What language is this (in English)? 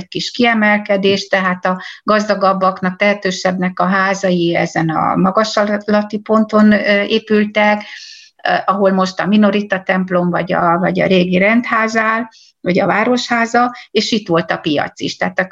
Hungarian